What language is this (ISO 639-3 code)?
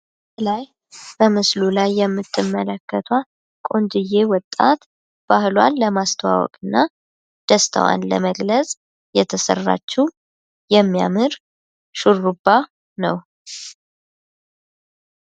amh